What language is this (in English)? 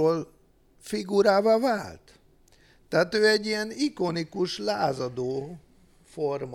Hungarian